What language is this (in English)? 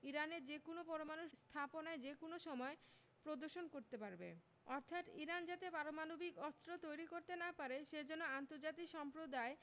Bangla